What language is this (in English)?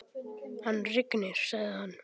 Icelandic